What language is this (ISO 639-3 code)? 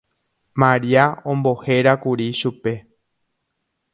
grn